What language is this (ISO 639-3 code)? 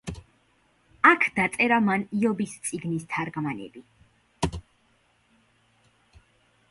kat